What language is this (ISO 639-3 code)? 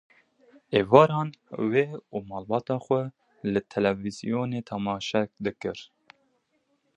kur